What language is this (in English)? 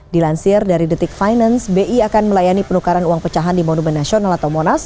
Indonesian